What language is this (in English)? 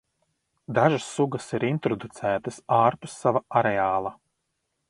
Latvian